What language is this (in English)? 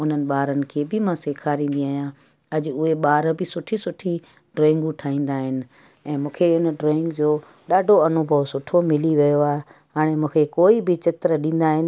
Sindhi